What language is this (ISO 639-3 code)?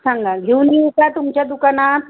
mar